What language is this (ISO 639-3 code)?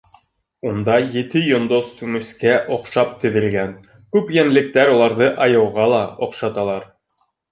bak